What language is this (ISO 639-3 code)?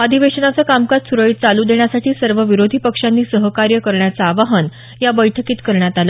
mar